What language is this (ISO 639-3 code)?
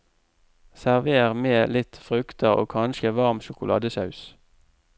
nor